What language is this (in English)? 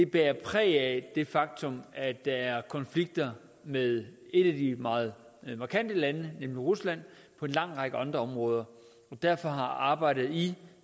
Danish